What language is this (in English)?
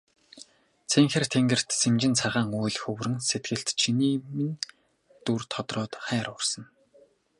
Mongolian